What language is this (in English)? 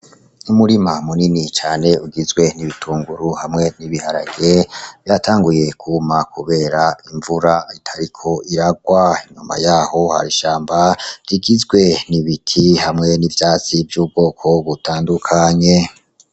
Rundi